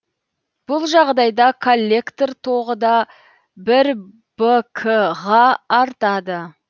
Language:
Kazakh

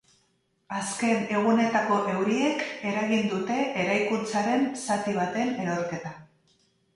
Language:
Basque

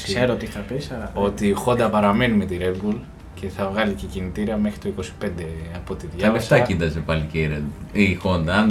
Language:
Greek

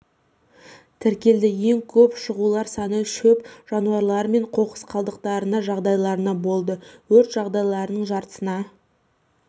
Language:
Kazakh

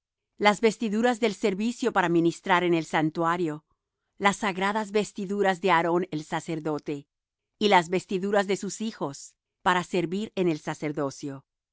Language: Spanish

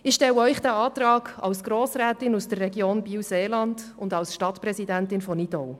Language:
Swiss German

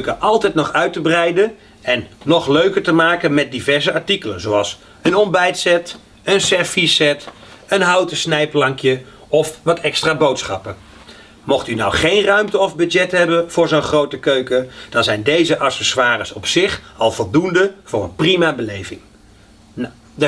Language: Dutch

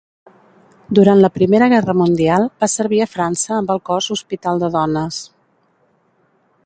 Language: Catalan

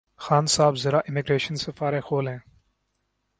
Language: Urdu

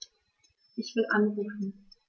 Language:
German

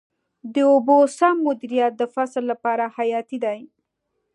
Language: Pashto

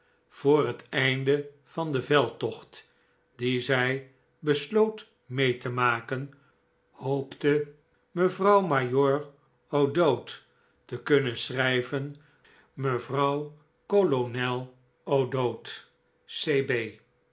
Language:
Dutch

